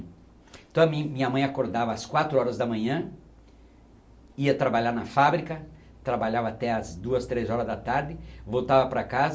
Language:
Portuguese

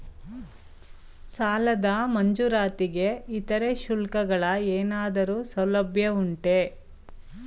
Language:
Kannada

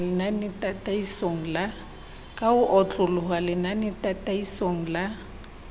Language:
Southern Sotho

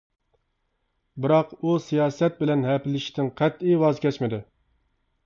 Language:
Uyghur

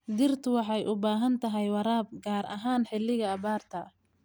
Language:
Somali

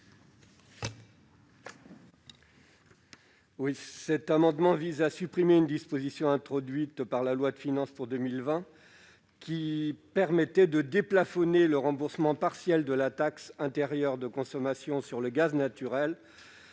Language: French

